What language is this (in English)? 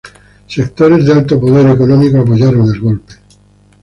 Spanish